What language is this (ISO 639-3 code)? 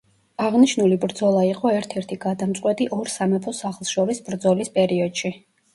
kat